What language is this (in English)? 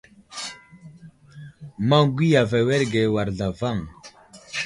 Wuzlam